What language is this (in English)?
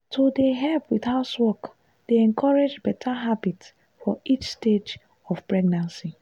Nigerian Pidgin